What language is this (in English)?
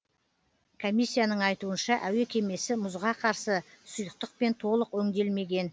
Kazakh